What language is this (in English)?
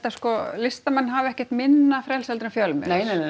Icelandic